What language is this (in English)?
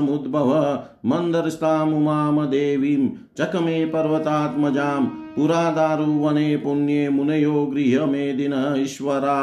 Hindi